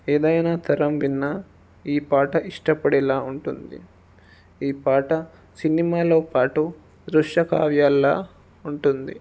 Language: Telugu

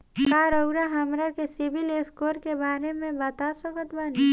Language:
Bhojpuri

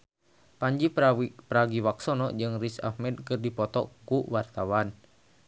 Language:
Sundanese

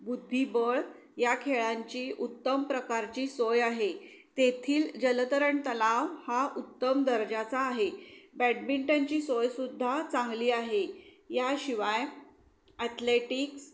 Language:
Marathi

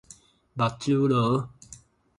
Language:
Min Nan Chinese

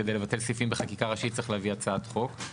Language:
Hebrew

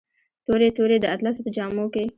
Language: Pashto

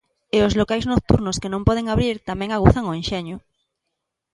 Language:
Galician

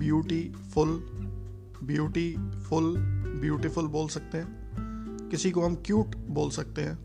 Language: Hindi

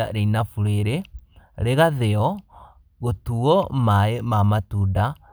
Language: Kikuyu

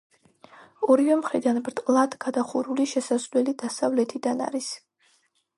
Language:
Georgian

